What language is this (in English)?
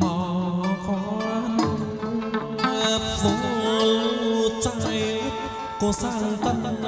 Vietnamese